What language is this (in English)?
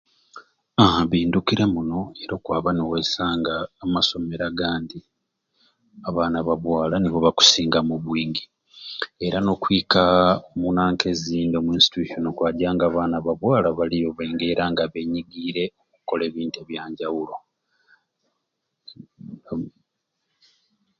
Ruuli